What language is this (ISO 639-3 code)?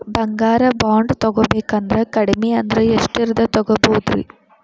kan